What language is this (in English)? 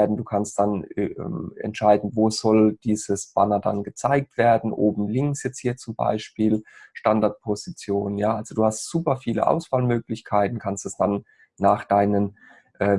German